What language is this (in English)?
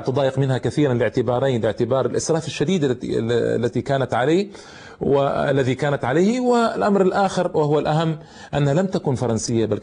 Arabic